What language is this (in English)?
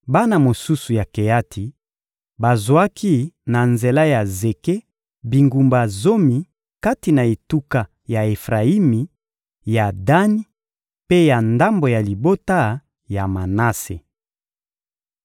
Lingala